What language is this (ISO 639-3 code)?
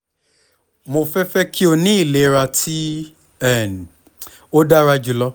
yor